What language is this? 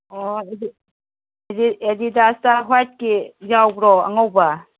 Manipuri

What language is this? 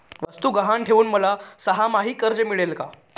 Marathi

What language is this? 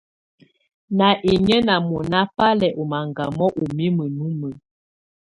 Tunen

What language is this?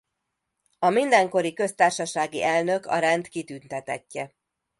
Hungarian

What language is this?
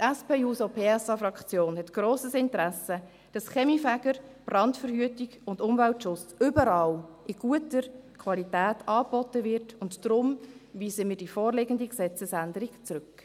Swiss German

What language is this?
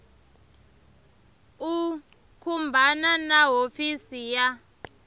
Tsonga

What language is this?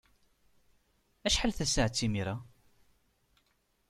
Kabyle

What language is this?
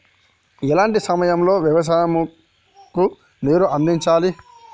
Telugu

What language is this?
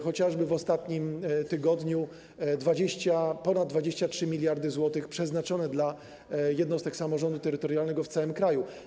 Polish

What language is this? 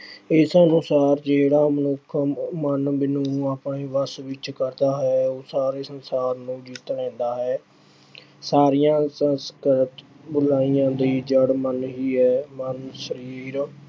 Punjabi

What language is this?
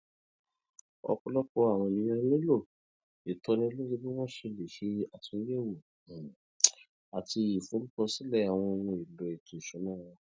Yoruba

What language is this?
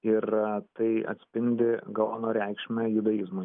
Lithuanian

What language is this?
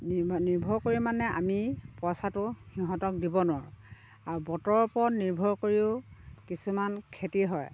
Assamese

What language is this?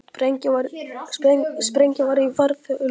Icelandic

